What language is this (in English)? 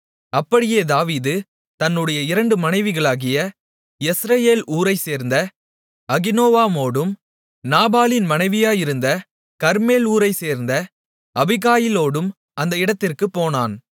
Tamil